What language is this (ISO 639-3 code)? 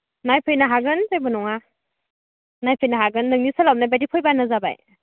brx